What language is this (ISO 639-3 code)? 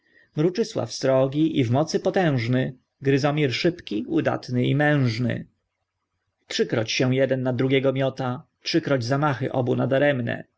pol